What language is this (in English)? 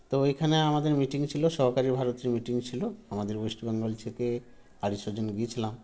Bangla